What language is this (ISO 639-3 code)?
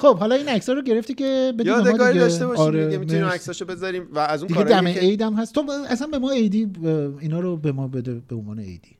fas